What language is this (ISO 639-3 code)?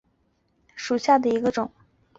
zho